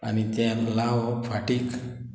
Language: Konkani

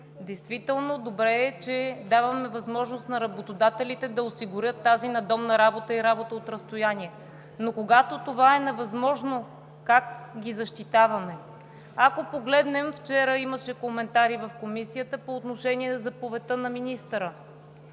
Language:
Bulgarian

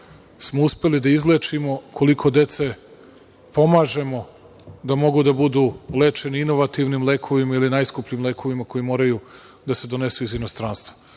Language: Serbian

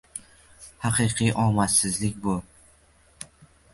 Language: Uzbek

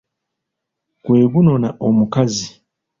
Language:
Ganda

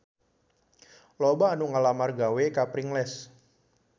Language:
Sundanese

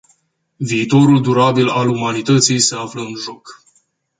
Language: Romanian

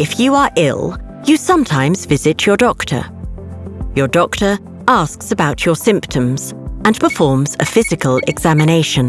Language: English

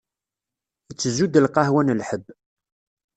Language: Kabyle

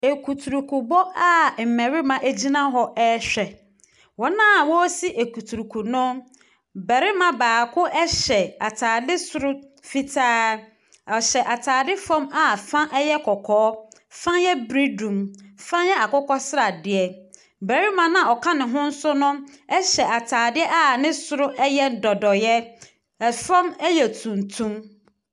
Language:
Akan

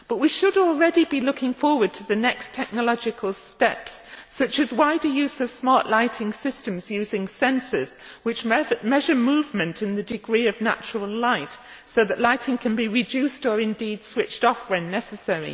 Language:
English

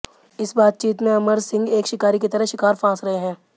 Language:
Hindi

